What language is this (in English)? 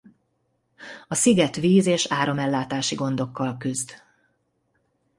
Hungarian